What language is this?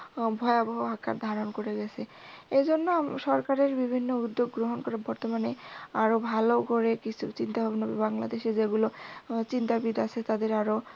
Bangla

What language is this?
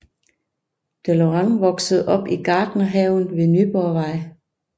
Danish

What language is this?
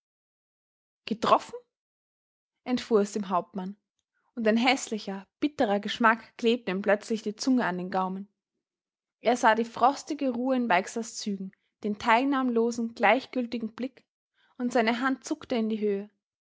German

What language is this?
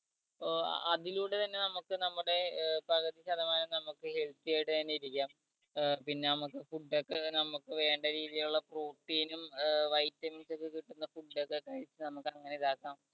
Malayalam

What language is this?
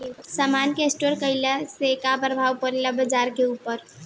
Bhojpuri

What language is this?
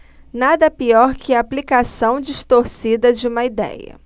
Portuguese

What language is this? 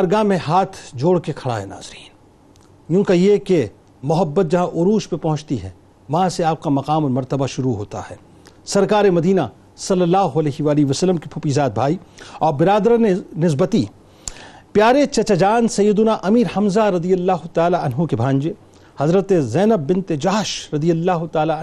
Urdu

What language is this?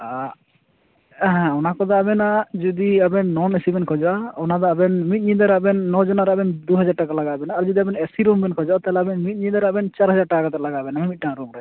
Santali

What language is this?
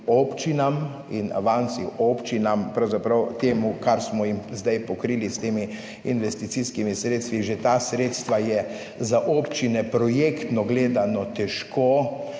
Slovenian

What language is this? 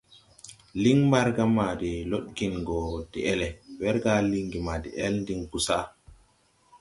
Tupuri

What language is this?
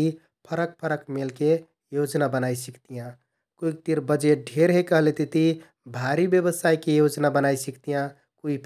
Kathoriya Tharu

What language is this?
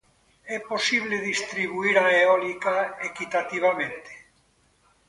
Galician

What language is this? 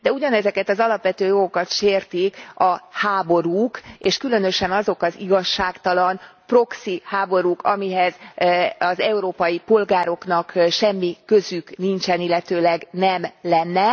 Hungarian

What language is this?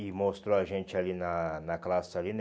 Portuguese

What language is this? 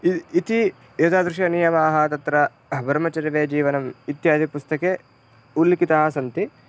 Sanskrit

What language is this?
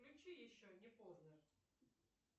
Russian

